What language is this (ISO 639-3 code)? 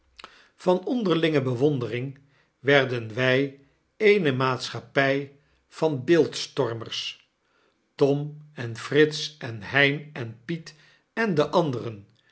nld